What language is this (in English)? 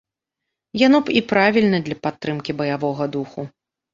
Belarusian